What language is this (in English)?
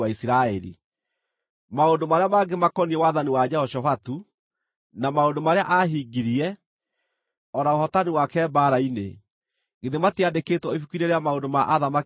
Kikuyu